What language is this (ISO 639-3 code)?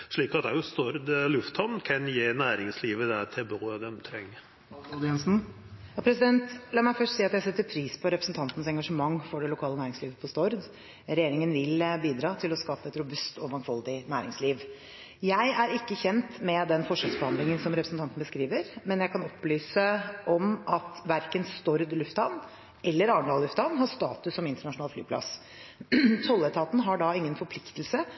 nor